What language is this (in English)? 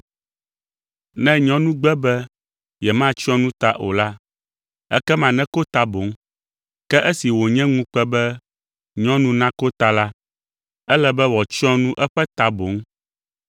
Ewe